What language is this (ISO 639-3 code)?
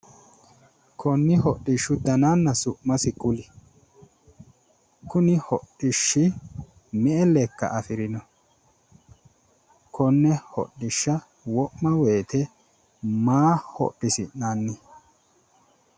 sid